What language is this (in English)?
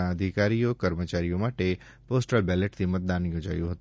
Gujarati